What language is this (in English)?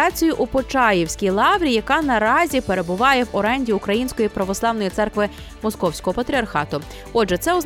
Ukrainian